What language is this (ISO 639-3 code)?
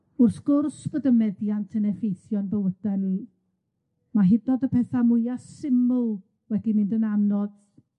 cym